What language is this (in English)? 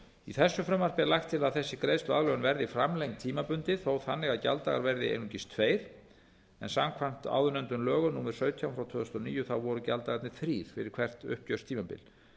Icelandic